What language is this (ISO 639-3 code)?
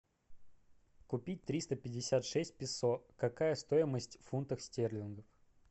rus